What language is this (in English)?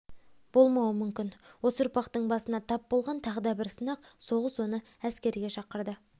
Kazakh